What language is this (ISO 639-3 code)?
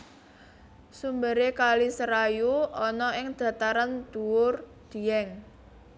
jav